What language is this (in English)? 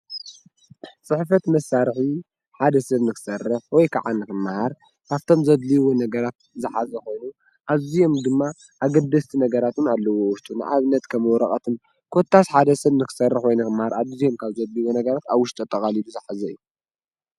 Tigrinya